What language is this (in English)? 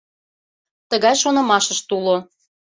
Mari